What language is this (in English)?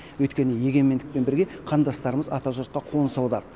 Kazakh